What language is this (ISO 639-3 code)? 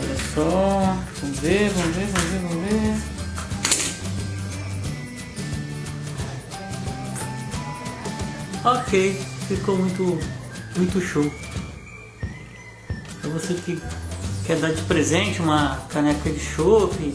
por